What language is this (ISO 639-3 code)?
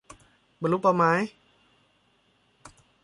tha